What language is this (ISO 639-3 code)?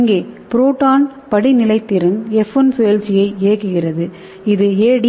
tam